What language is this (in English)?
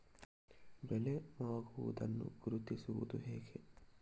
Kannada